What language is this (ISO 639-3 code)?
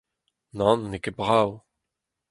bre